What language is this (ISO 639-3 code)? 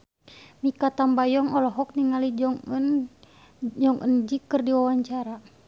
sun